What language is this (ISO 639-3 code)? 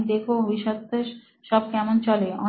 ben